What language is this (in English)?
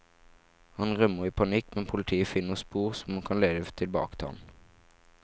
Norwegian